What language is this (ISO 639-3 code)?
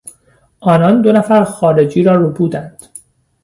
fas